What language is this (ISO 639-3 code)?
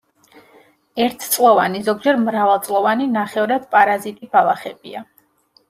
kat